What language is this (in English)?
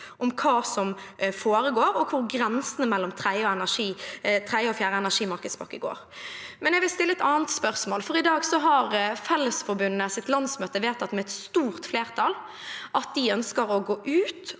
Norwegian